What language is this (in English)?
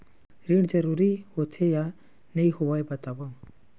Chhattisgarhi